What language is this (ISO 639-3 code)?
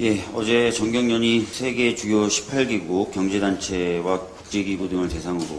kor